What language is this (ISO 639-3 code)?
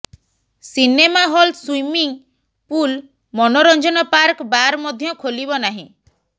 ori